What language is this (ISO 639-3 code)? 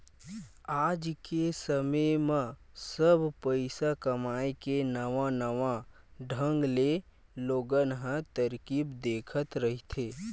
hne